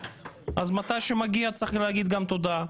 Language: Hebrew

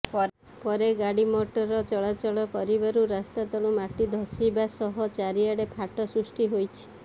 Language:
Odia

